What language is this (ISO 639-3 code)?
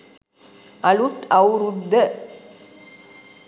sin